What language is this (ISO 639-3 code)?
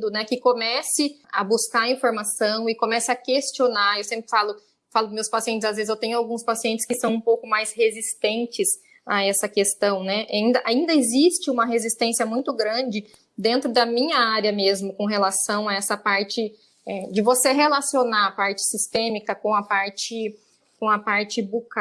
por